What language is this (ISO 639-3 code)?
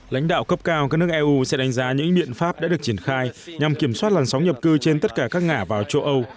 vie